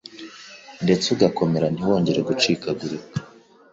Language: Kinyarwanda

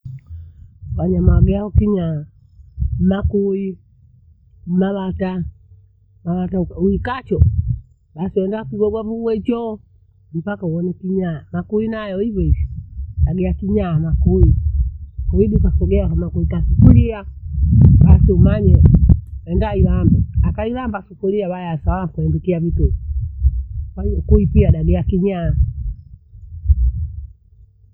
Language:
Bondei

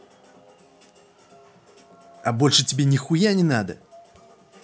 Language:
Russian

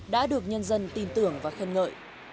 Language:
Vietnamese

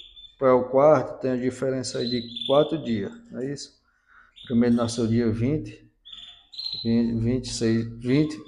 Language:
Portuguese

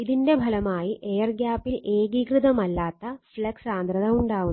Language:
Malayalam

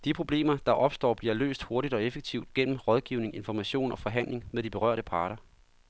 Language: Danish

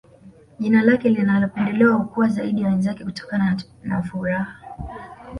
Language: Swahili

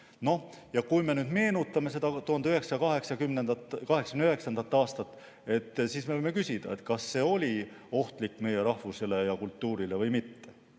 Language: Estonian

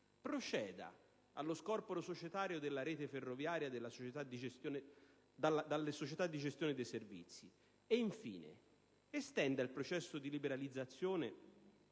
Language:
Italian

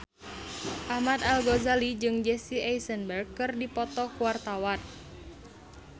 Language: Sundanese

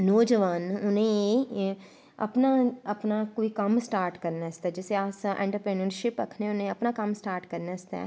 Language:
Dogri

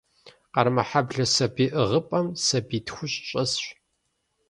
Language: Kabardian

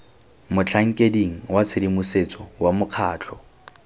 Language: Tswana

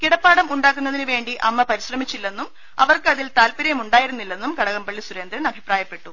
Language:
Malayalam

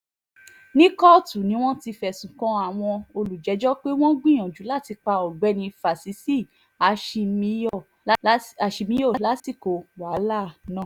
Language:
Yoruba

